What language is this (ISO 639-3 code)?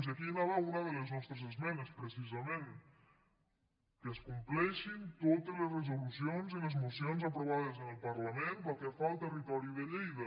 cat